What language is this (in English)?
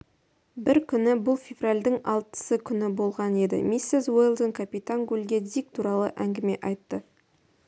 Kazakh